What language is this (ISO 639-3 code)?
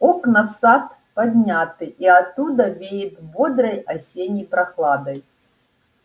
rus